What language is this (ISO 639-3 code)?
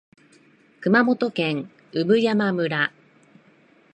jpn